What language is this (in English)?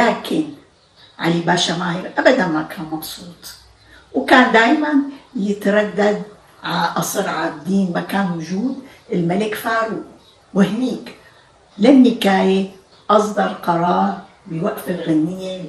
Arabic